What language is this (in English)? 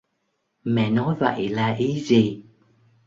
Vietnamese